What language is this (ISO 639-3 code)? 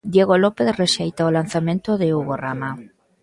glg